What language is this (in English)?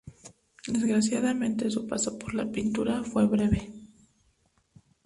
Spanish